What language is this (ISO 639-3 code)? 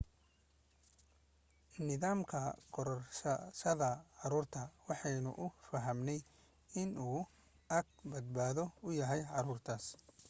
som